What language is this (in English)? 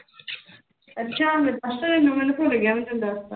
Punjabi